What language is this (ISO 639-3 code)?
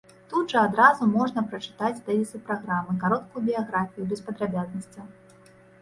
bel